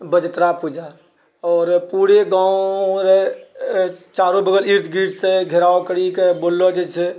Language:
Maithili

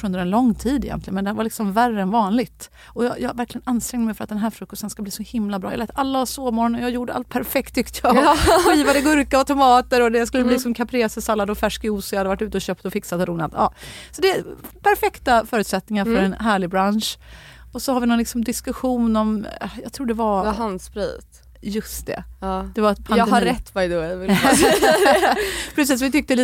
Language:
Swedish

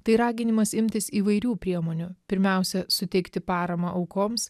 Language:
Lithuanian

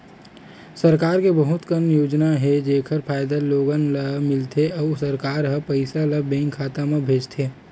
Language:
Chhattisgarhi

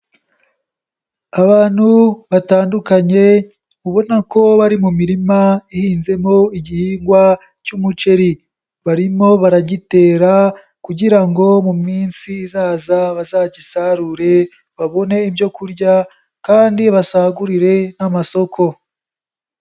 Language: Kinyarwanda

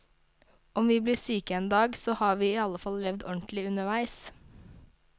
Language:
Norwegian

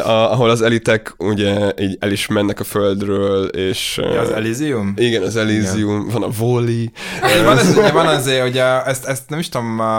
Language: Hungarian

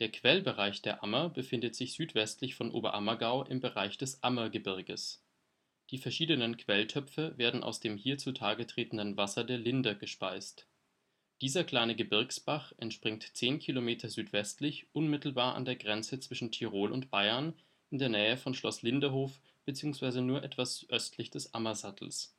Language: German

